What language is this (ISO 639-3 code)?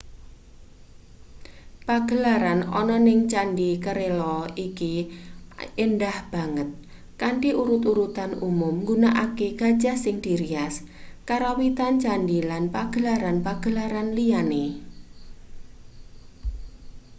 jav